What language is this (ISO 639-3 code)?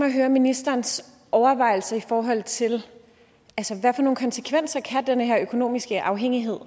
dan